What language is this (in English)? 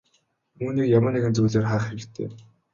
Mongolian